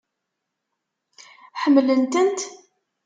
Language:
Kabyle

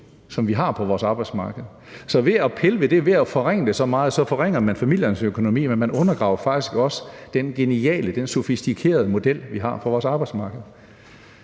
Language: Danish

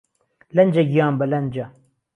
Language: Central Kurdish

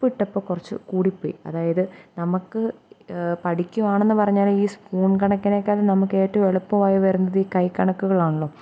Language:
Malayalam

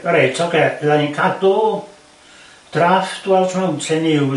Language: Welsh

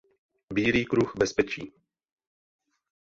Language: Czech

